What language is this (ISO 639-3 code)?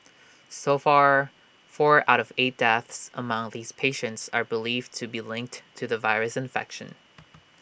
eng